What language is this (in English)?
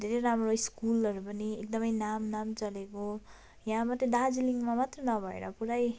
Nepali